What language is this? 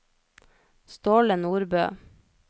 Norwegian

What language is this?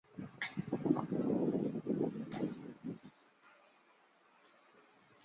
Chinese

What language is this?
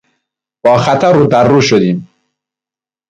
Persian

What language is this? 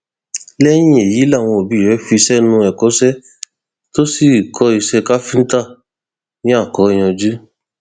Yoruba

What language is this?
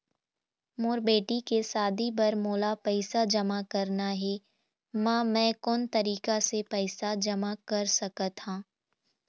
Chhattisgarhi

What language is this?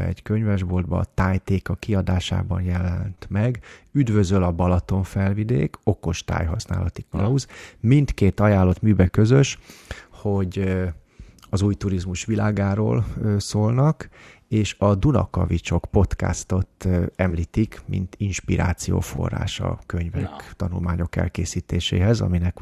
Hungarian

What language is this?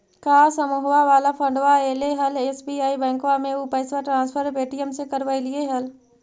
Magahi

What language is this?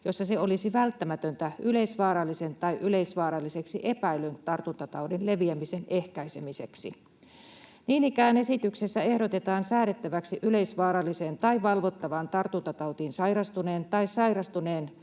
Finnish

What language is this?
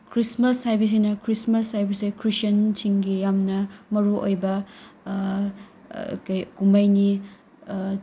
Manipuri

